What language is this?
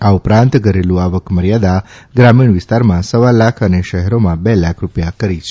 Gujarati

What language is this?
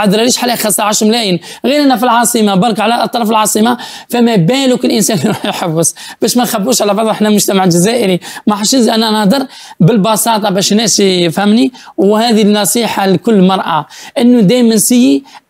Arabic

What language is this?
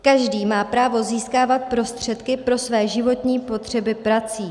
Czech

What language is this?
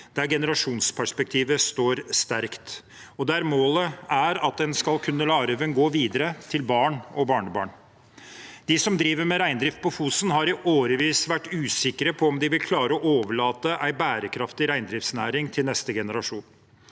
Norwegian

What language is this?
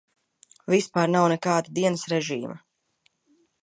Latvian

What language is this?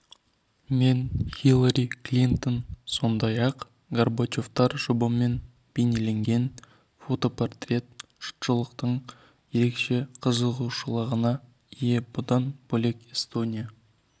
Kazakh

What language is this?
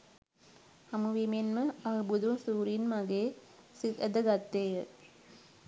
Sinhala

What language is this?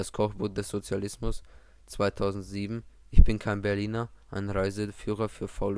German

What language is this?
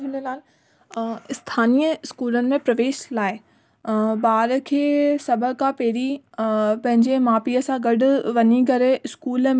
Sindhi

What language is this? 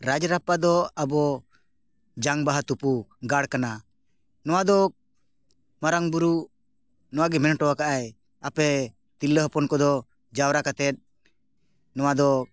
Santali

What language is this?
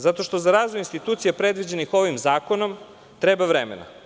Serbian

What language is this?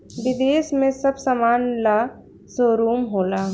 Bhojpuri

